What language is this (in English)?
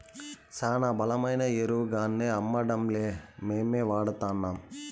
Telugu